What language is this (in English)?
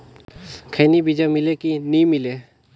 Chhattisgarhi